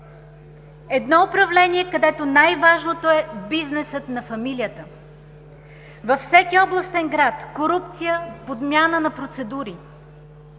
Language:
Bulgarian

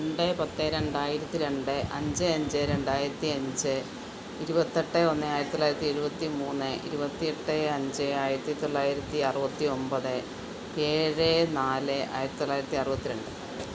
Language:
Malayalam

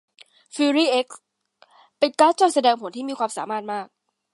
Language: Thai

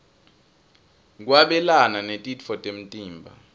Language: Swati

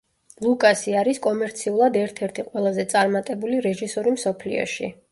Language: Georgian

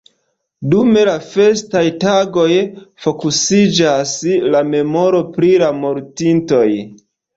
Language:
Esperanto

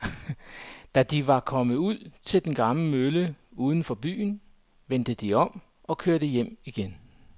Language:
Danish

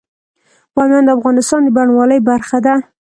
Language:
Pashto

